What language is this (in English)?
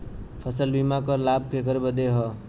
Bhojpuri